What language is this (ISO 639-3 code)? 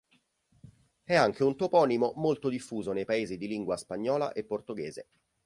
ita